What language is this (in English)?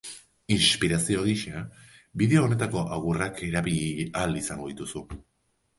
Basque